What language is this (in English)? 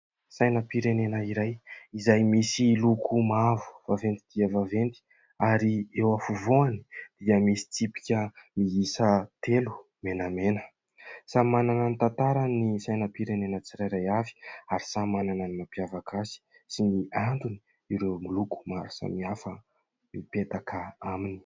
Malagasy